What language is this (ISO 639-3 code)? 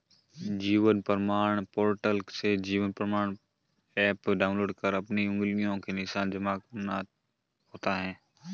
hin